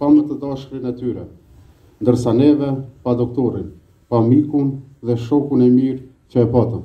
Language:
Romanian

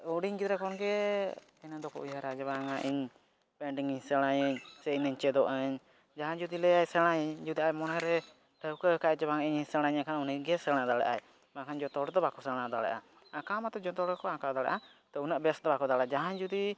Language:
Santali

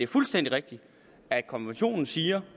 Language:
Danish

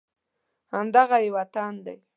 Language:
Pashto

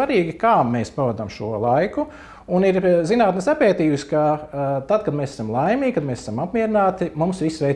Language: Latvian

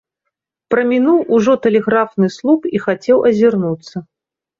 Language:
Belarusian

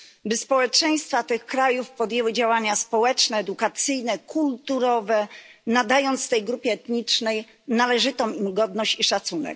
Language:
Polish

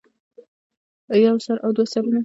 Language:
Pashto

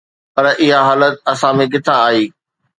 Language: Sindhi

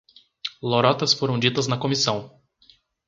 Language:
Portuguese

